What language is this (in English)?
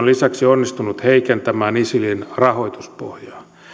Finnish